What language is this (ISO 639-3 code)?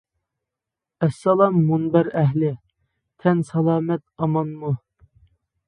uig